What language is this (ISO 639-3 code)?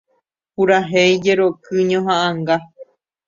grn